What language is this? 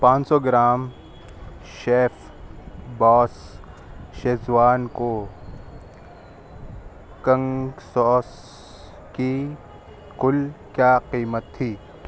Urdu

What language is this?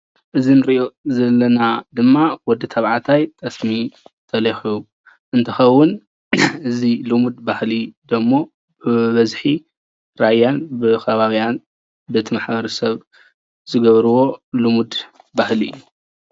Tigrinya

